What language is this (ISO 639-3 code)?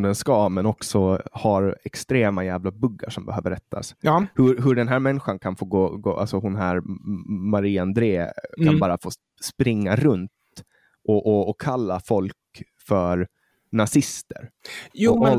swe